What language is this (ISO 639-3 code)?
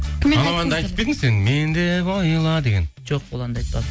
kaz